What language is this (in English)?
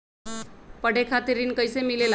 Magahi